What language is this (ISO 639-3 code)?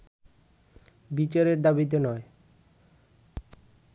ben